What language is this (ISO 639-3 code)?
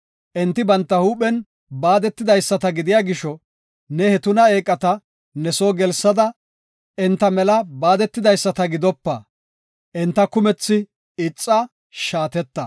gof